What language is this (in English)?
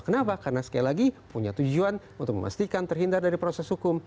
Indonesian